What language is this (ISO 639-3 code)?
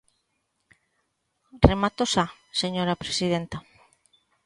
glg